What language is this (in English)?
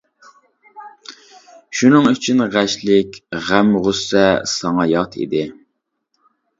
Uyghur